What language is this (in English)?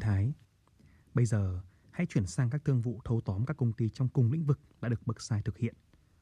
Vietnamese